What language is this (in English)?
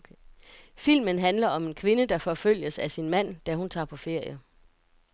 Danish